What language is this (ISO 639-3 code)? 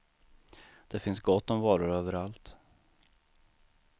swe